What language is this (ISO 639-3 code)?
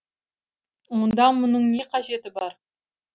kaz